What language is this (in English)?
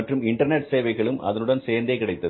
Tamil